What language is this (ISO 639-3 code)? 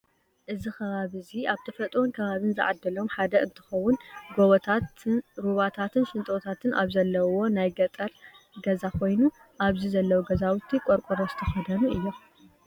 tir